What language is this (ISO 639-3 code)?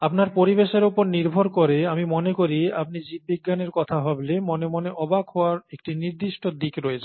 ben